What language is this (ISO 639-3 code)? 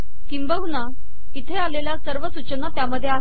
mar